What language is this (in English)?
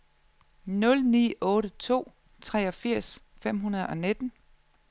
Danish